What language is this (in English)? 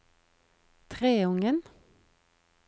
Norwegian